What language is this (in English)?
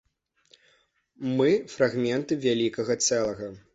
Belarusian